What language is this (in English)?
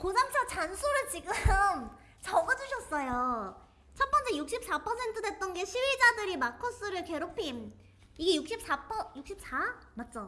Korean